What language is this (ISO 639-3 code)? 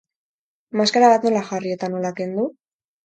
eus